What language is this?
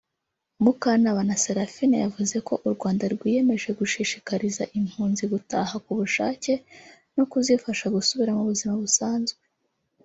Kinyarwanda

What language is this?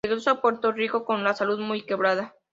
Spanish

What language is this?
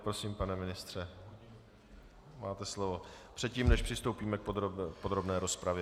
Czech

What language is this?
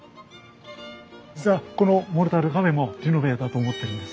Japanese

